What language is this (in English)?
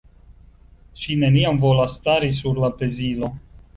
Esperanto